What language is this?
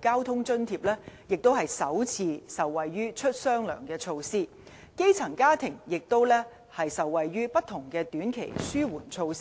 Cantonese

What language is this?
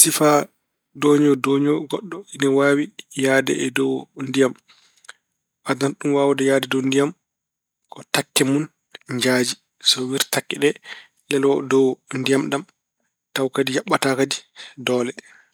Fula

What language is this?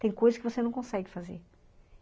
Portuguese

